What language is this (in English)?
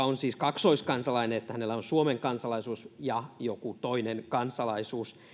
Finnish